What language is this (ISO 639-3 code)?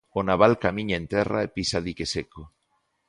glg